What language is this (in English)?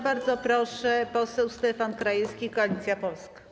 Polish